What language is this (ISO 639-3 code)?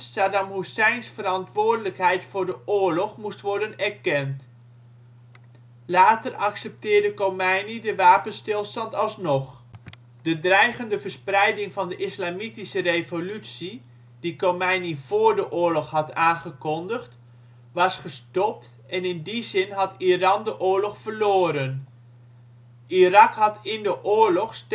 nld